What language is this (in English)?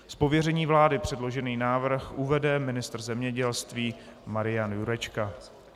Czech